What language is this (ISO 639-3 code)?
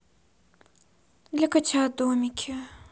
rus